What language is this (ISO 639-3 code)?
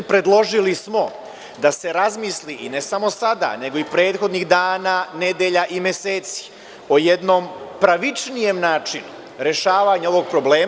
srp